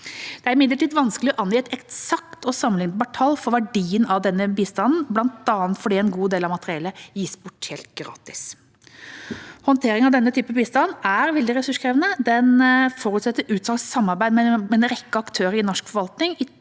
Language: Norwegian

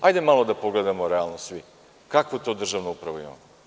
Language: Serbian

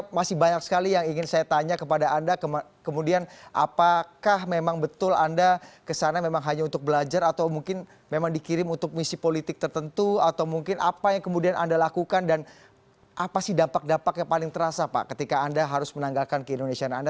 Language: Indonesian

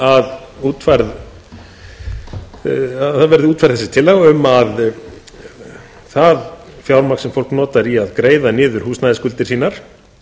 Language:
Icelandic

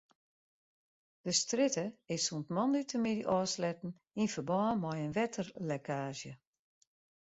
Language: Western Frisian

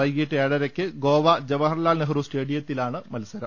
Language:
Malayalam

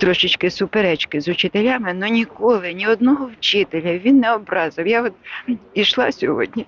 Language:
Ukrainian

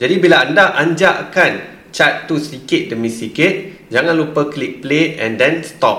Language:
Malay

